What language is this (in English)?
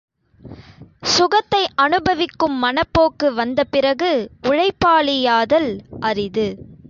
Tamil